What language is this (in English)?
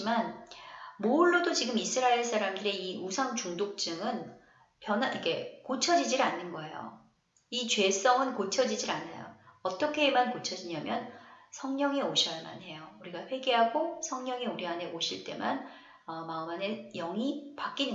Korean